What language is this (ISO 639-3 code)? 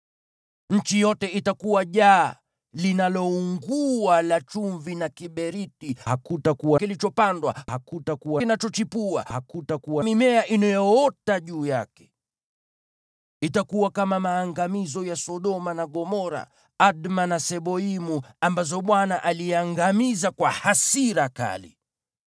swa